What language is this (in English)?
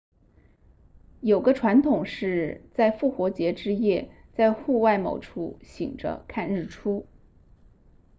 Chinese